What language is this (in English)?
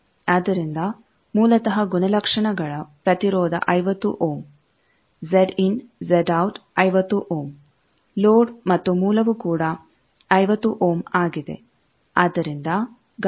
Kannada